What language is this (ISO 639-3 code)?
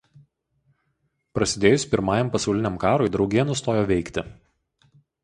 lit